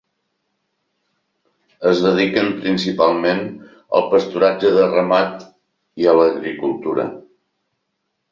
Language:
Catalan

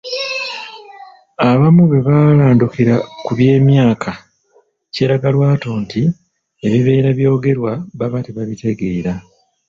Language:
Ganda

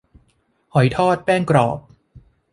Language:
Thai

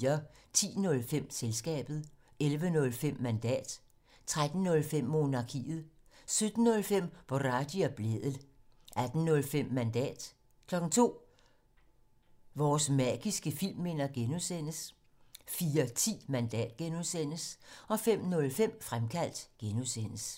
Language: Danish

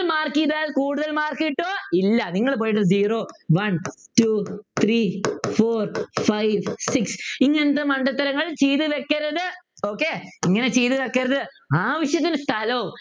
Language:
Malayalam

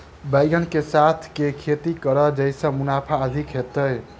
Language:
Maithili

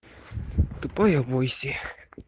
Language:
Russian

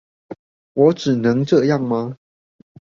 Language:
Chinese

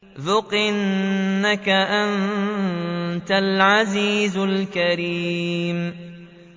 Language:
Arabic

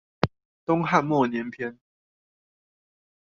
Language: Chinese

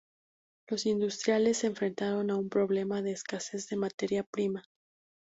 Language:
Spanish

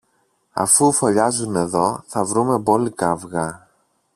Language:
Greek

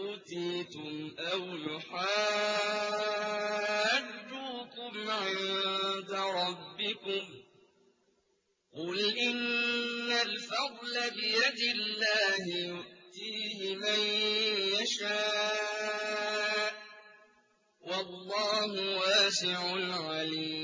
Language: Arabic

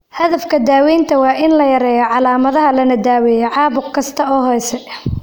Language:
Somali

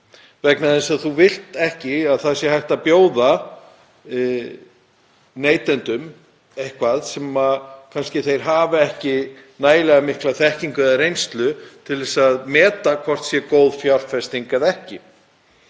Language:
Icelandic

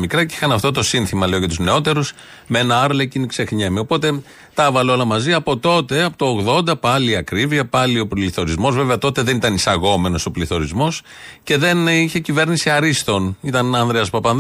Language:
Greek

